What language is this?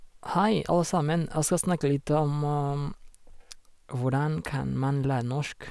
Norwegian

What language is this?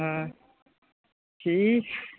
Konkani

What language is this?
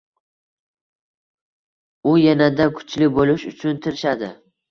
Uzbek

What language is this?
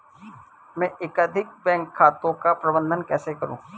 Hindi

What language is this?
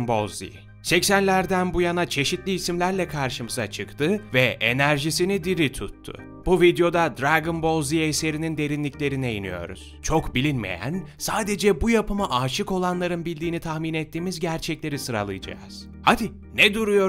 Turkish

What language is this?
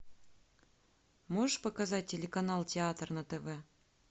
Russian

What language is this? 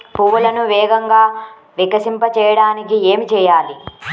Telugu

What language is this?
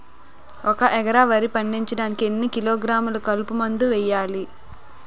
Telugu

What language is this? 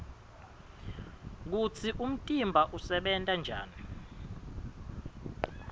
Swati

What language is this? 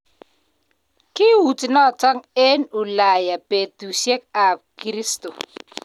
Kalenjin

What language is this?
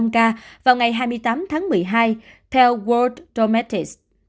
Vietnamese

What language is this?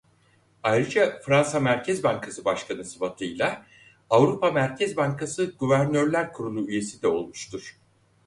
Turkish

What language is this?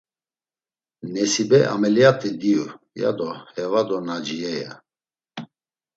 Laz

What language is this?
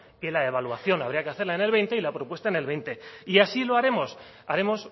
Spanish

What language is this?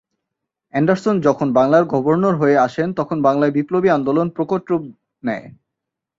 Bangla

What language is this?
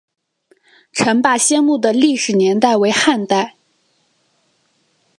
Chinese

